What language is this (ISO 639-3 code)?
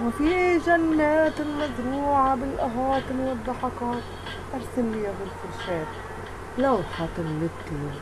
ara